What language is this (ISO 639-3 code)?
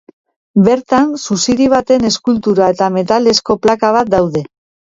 eus